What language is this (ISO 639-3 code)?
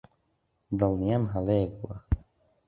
ckb